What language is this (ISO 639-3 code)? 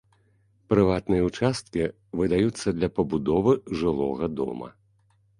bel